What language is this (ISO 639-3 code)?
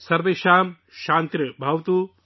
urd